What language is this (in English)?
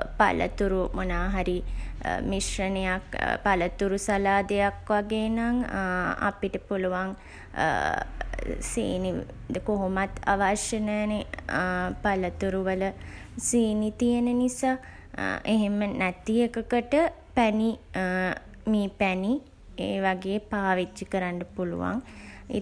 Sinhala